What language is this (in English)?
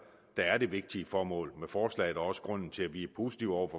Danish